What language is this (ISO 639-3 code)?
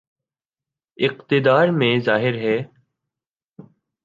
urd